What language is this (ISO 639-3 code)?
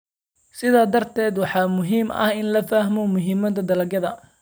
som